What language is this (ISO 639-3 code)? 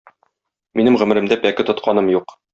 tat